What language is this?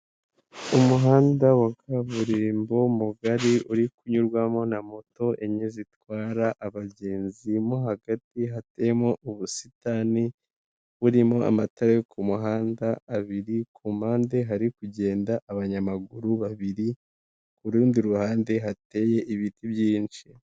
Kinyarwanda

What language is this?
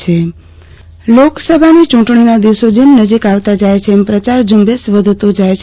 Gujarati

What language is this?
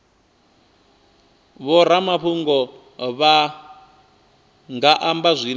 Venda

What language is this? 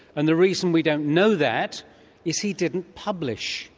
English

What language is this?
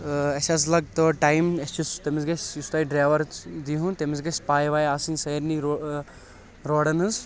Kashmiri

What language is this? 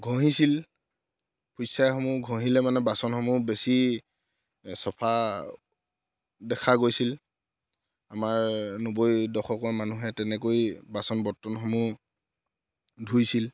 Assamese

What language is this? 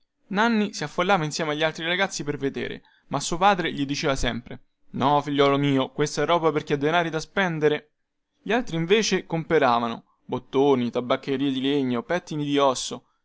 Italian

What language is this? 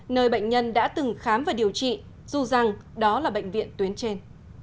Vietnamese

